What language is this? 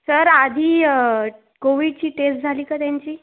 Marathi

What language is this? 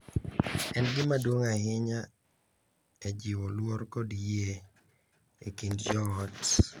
Luo (Kenya and Tanzania)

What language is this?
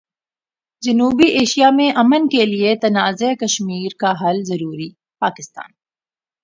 Urdu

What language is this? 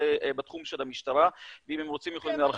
Hebrew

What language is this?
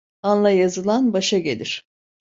Turkish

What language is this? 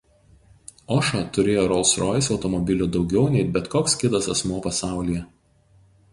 Lithuanian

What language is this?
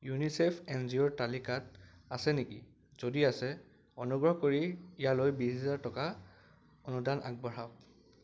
Assamese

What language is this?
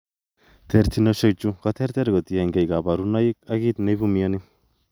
Kalenjin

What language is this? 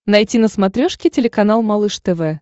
Russian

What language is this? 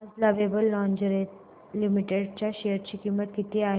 Marathi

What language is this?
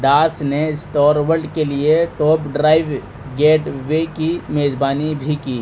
Urdu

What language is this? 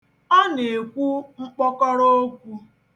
Igbo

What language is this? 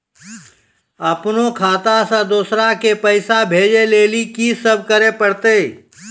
Maithili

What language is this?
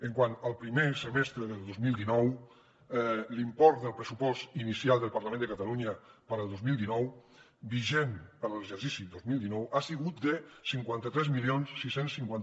Catalan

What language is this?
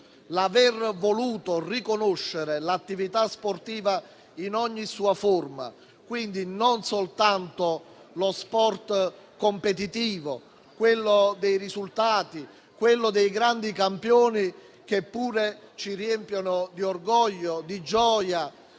Italian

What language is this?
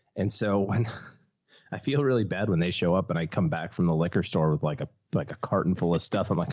English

